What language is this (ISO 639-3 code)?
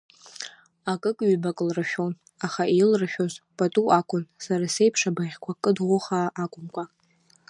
abk